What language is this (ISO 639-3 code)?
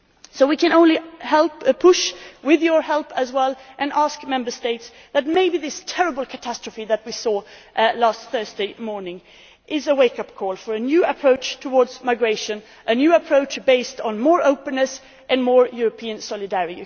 eng